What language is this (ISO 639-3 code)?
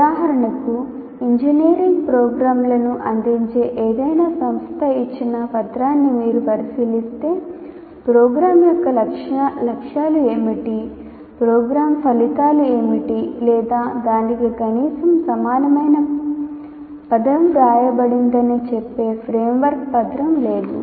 tel